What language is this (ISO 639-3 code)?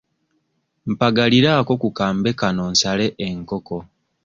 lug